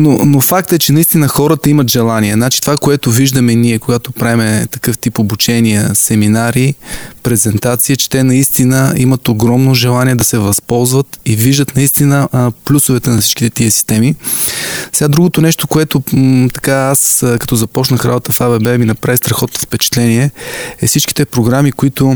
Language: Bulgarian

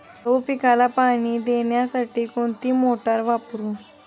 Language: Marathi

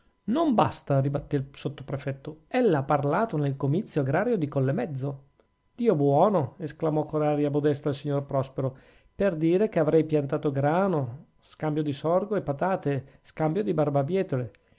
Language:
Italian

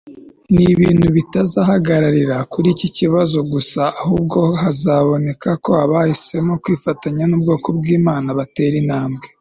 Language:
Kinyarwanda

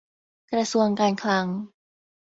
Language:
Thai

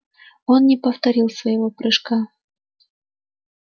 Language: Russian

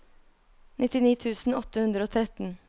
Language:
Norwegian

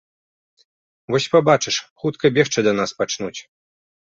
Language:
Belarusian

